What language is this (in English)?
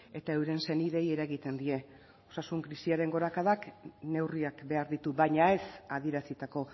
Basque